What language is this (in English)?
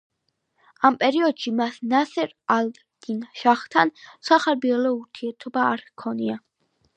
Georgian